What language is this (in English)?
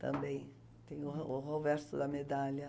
Portuguese